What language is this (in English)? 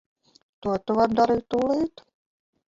Latvian